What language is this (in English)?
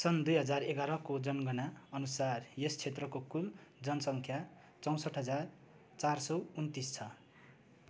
Nepali